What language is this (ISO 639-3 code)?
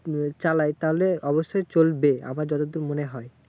ben